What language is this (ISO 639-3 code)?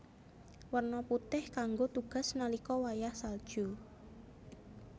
jav